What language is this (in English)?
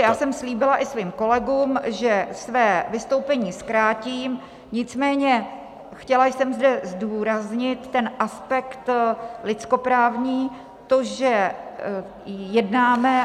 Czech